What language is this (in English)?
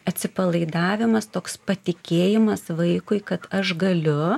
Lithuanian